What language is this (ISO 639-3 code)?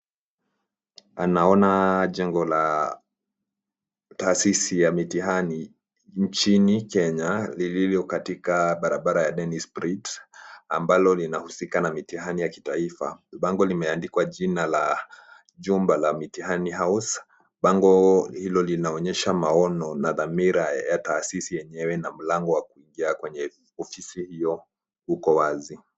swa